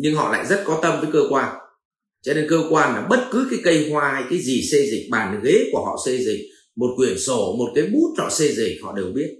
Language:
Vietnamese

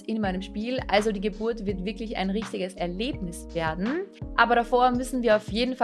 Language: German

